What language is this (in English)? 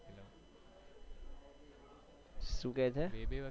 Gujarati